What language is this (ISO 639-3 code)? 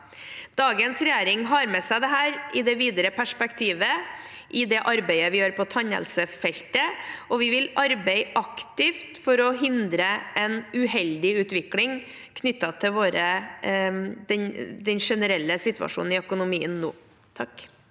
nor